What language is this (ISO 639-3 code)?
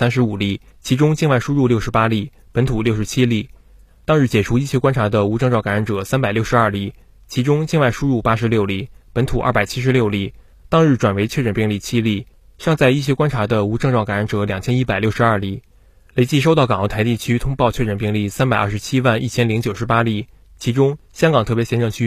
zho